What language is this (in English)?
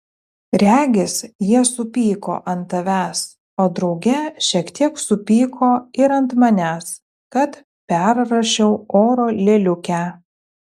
Lithuanian